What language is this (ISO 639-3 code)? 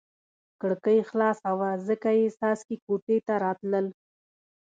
pus